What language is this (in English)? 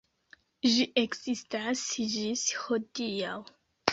Esperanto